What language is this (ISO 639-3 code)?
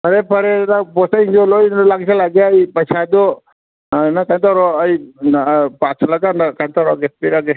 mni